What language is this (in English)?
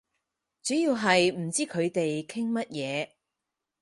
Cantonese